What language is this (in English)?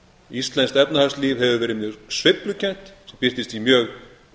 Icelandic